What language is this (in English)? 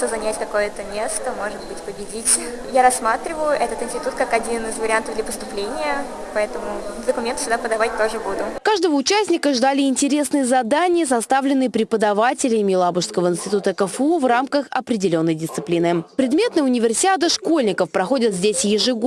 Russian